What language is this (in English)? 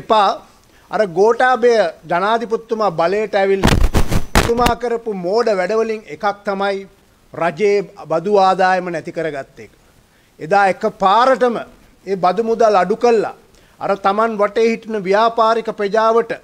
Indonesian